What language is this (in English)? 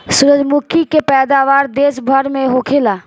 Bhojpuri